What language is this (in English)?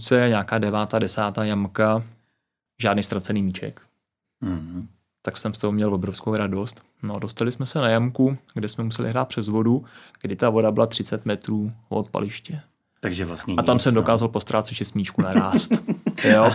Czech